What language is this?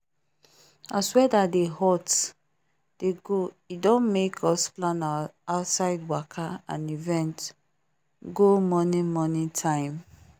Nigerian Pidgin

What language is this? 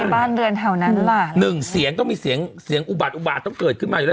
Thai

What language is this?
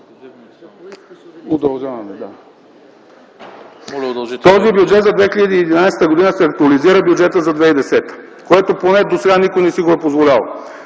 Bulgarian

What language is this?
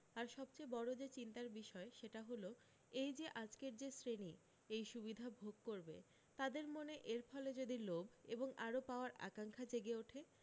Bangla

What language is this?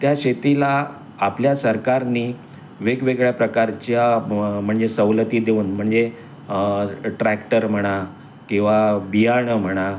Marathi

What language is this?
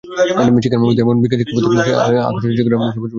Bangla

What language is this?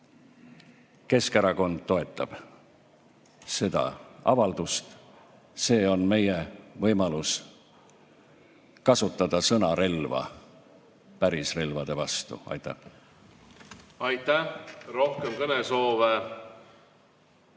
Estonian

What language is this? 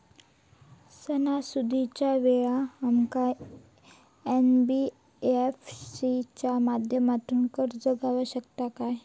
Marathi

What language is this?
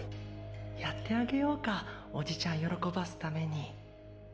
Japanese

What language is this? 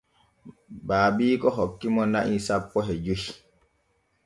Borgu Fulfulde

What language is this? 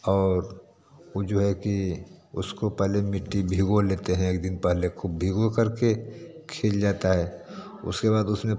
Hindi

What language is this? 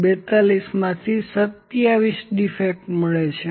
Gujarati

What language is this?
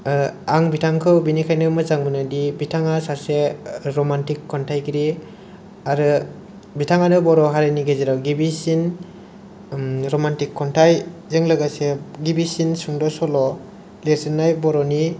Bodo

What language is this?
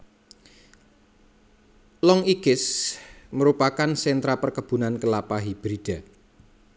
Javanese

